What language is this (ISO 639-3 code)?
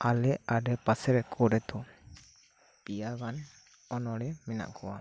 sat